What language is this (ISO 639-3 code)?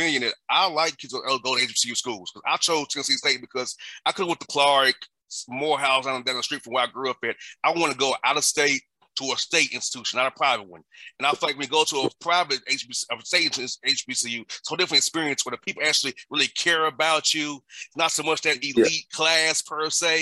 eng